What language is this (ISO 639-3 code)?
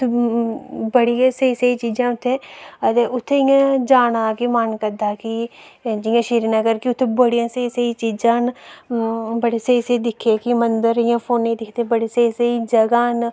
doi